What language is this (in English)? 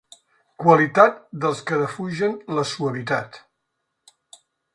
Catalan